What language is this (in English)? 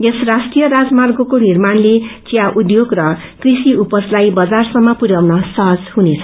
Nepali